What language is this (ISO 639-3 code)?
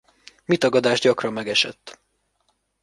hun